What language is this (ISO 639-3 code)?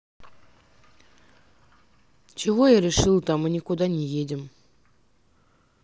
rus